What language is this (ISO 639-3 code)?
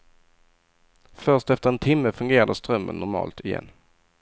swe